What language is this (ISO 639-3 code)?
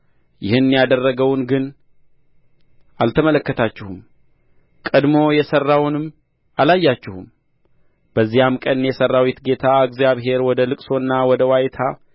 amh